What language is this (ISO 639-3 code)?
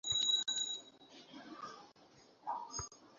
ben